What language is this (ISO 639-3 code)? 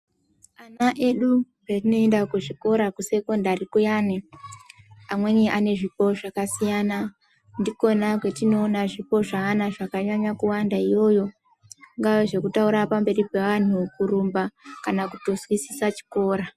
ndc